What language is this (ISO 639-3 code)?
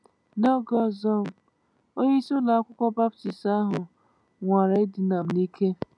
ibo